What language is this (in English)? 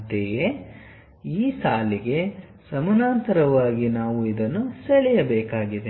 Kannada